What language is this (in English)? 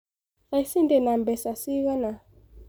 Kikuyu